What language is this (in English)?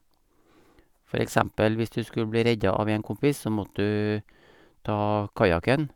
Norwegian